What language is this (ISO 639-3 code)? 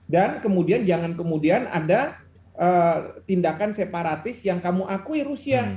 ind